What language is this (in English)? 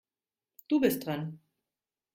German